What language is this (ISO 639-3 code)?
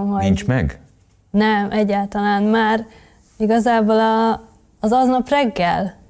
hun